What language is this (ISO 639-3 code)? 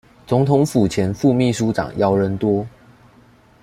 zho